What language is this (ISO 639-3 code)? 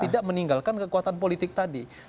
ind